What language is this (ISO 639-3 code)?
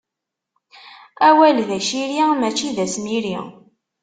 kab